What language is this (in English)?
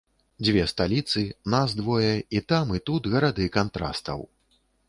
Belarusian